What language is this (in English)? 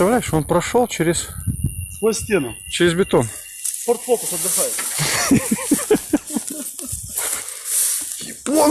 Russian